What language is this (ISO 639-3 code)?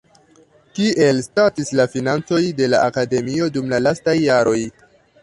epo